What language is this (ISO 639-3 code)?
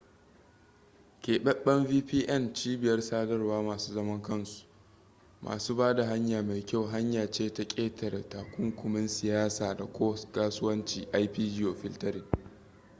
hau